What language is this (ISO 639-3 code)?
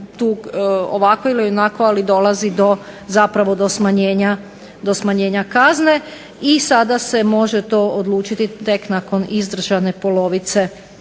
hrv